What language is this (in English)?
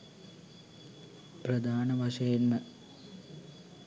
Sinhala